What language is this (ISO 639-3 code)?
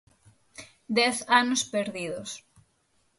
glg